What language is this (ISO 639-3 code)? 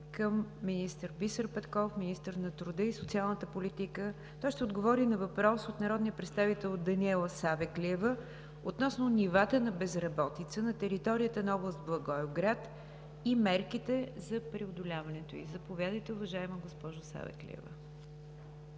bul